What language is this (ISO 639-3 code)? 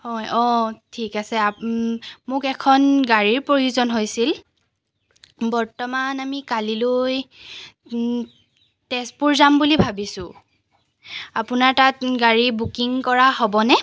asm